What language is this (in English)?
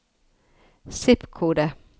Norwegian